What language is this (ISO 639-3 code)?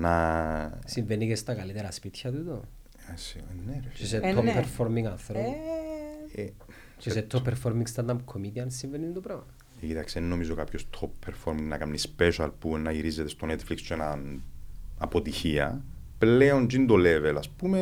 ell